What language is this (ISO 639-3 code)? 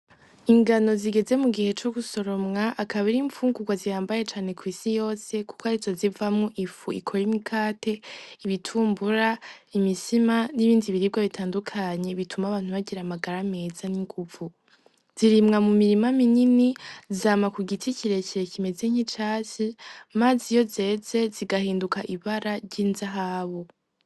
run